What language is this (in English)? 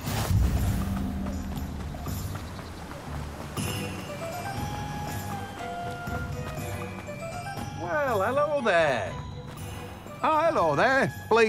English